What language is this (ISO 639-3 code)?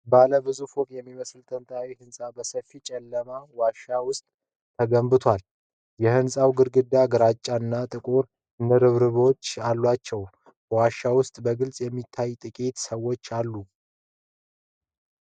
amh